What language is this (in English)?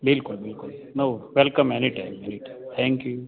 Gujarati